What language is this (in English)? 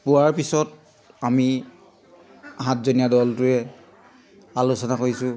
Assamese